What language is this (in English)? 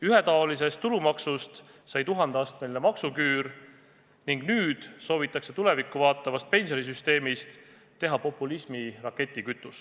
Estonian